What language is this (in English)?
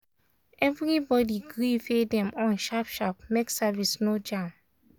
Nigerian Pidgin